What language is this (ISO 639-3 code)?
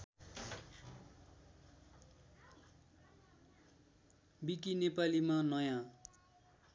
nep